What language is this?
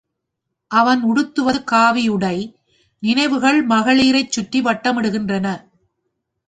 Tamil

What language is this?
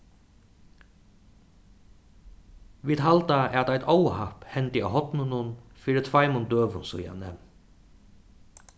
Faroese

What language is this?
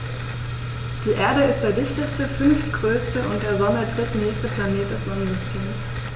German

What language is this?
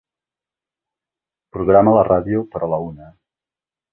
Catalan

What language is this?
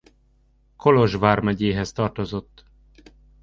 Hungarian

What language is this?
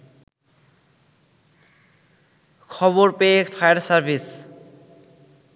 Bangla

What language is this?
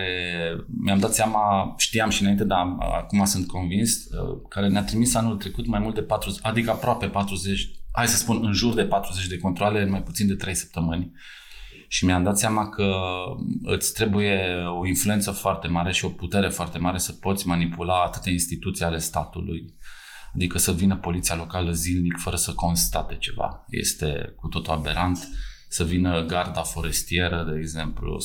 Romanian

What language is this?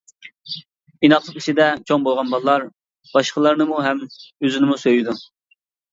Uyghur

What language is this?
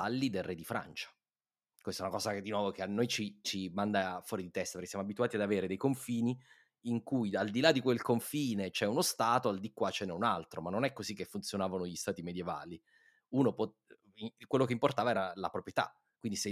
Italian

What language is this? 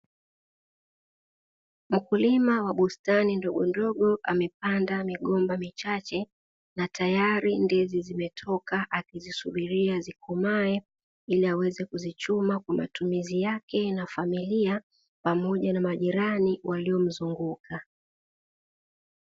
Swahili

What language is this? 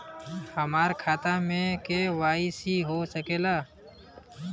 Bhojpuri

